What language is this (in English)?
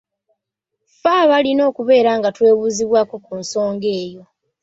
Ganda